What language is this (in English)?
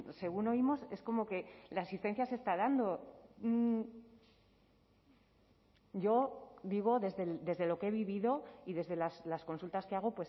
Spanish